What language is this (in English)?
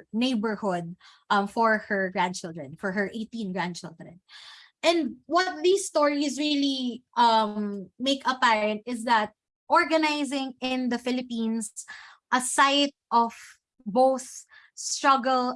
English